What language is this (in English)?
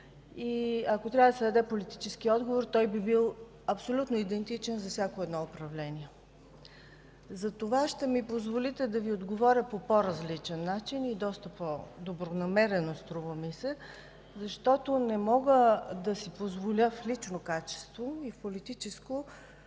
Bulgarian